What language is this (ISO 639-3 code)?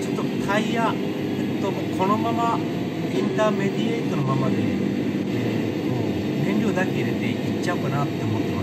jpn